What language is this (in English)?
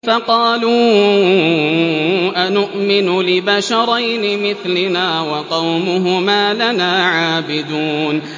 Arabic